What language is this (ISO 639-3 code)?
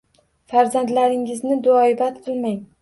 uzb